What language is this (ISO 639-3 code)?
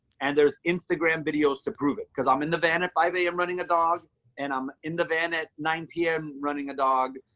eng